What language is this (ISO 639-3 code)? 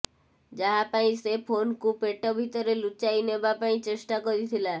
ori